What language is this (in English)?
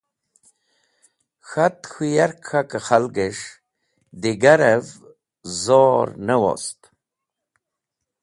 Wakhi